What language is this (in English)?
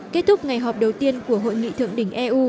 Vietnamese